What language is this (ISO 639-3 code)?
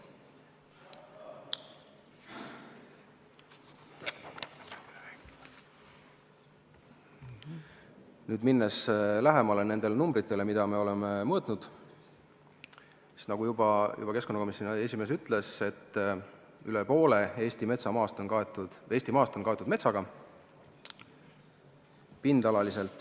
est